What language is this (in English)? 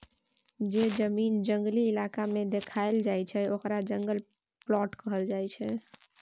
Maithili